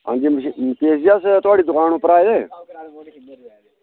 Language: Dogri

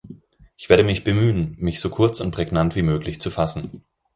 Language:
German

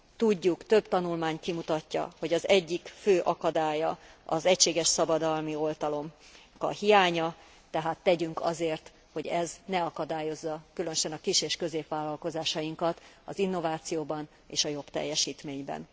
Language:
Hungarian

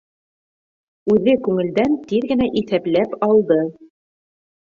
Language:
Bashkir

